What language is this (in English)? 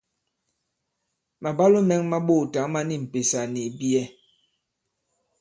Bankon